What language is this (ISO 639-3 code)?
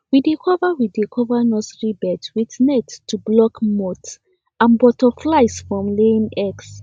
pcm